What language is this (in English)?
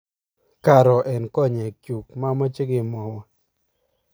Kalenjin